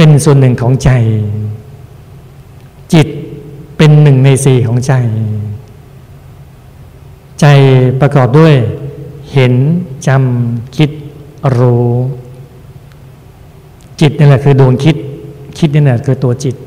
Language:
Thai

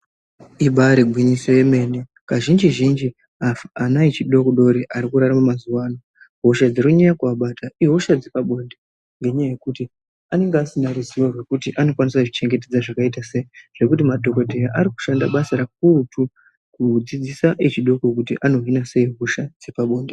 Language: Ndau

